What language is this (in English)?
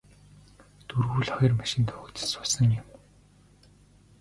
Mongolian